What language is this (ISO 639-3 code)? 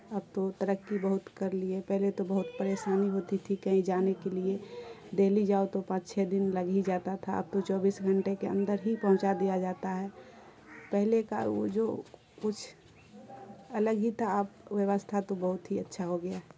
urd